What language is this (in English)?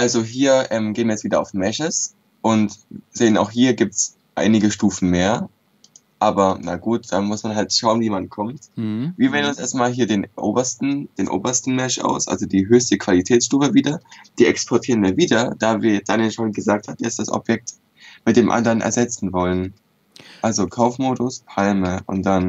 German